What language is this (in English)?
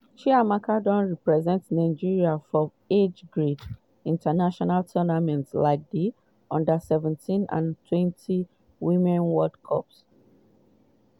Nigerian Pidgin